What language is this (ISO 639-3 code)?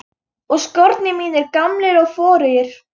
isl